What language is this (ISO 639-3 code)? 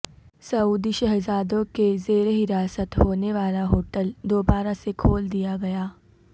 urd